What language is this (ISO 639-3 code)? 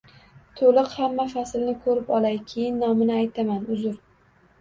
uzb